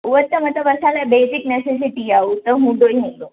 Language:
Sindhi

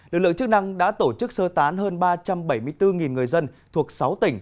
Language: Vietnamese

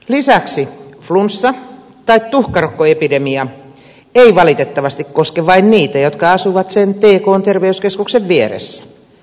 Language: Finnish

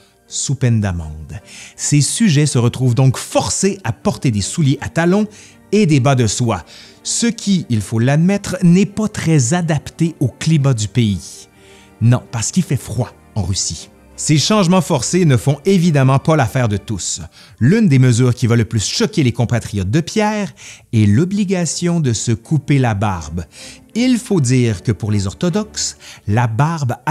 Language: French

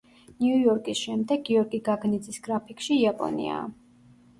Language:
Georgian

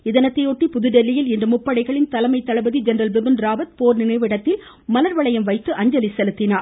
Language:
Tamil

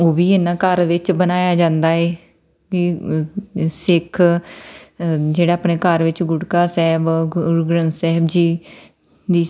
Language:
Punjabi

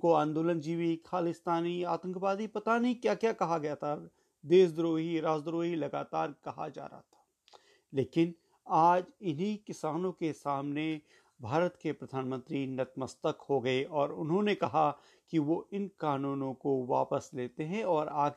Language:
Hindi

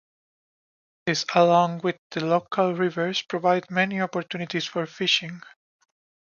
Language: English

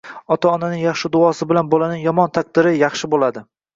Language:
Uzbek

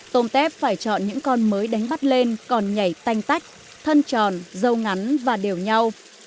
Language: Vietnamese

